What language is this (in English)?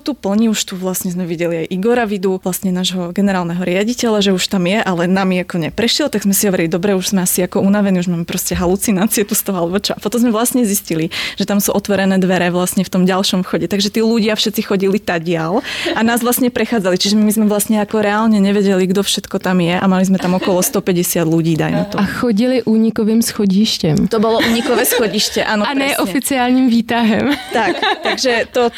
Czech